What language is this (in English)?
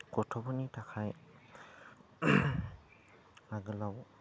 Bodo